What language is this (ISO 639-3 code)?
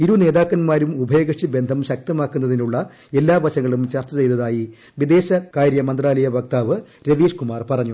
mal